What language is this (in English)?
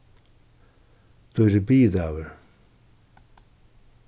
Faroese